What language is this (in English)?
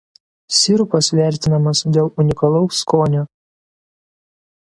Lithuanian